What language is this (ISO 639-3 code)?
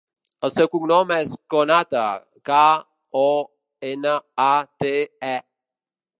cat